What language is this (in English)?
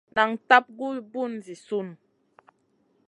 Masana